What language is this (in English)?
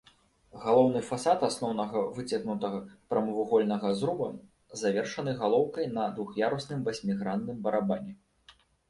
Belarusian